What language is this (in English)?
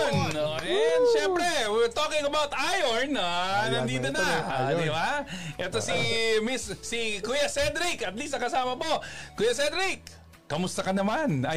Filipino